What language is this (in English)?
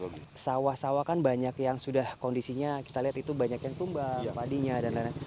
Indonesian